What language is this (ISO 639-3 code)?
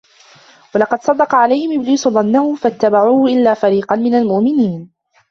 ara